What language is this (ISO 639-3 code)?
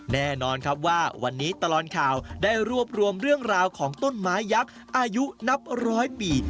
tha